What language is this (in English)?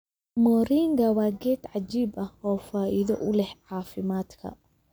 Somali